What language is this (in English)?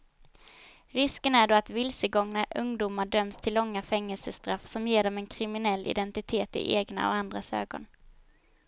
Swedish